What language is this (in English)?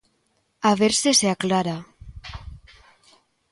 Galician